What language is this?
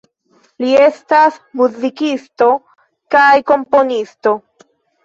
Esperanto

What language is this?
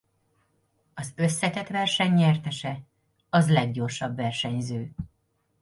Hungarian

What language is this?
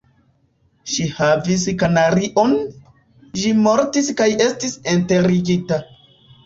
Esperanto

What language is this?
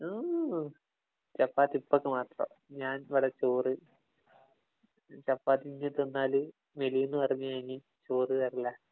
Malayalam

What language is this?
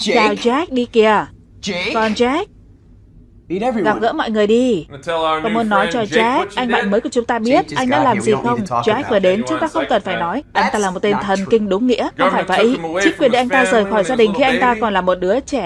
Vietnamese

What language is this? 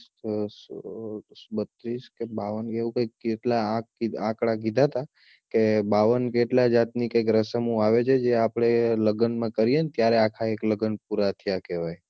Gujarati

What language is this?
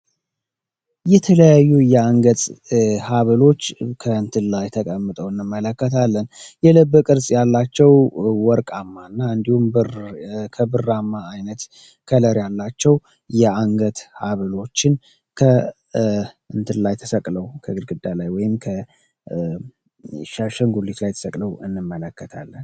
Amharic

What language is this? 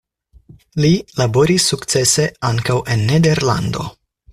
Esperanto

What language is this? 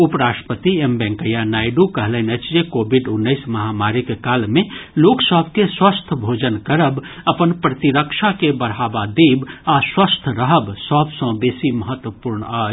Maithili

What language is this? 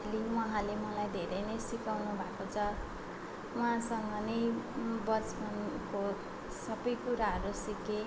Nepali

